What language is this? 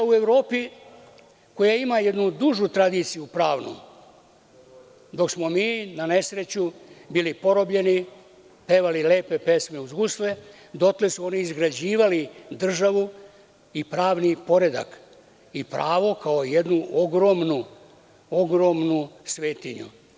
Serbian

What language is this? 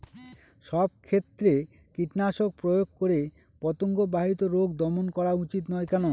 Bangla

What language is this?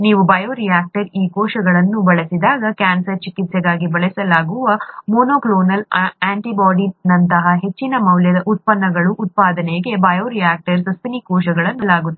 Kannada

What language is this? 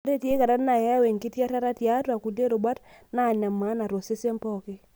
Masai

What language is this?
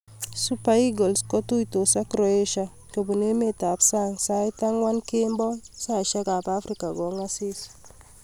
Kalenjin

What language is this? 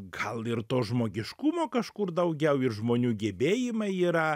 Lithuanian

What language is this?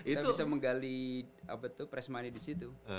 Indonesian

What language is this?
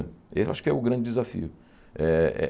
Portuguese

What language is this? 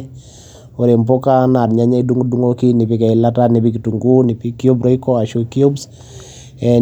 Masai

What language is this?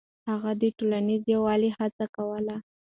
Pashto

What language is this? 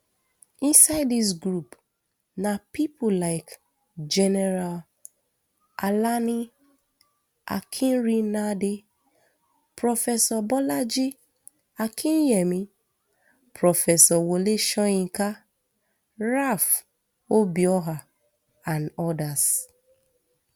Nigerian Pidgin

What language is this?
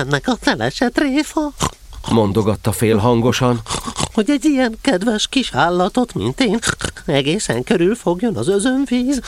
Hungarian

